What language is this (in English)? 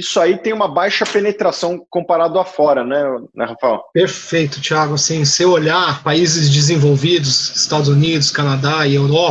Portuguese